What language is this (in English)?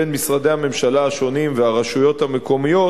Hebrew